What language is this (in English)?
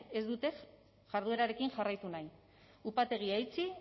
Basque